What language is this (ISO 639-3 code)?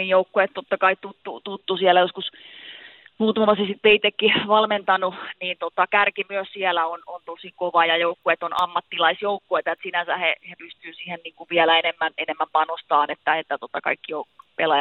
fin